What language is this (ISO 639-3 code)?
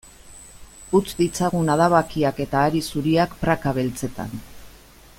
eus